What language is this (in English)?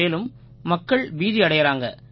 Tamil